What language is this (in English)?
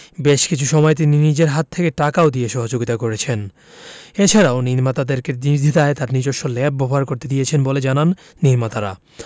Bangla